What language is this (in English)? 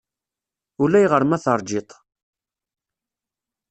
Kabyle